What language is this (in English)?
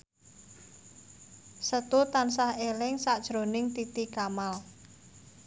Javanese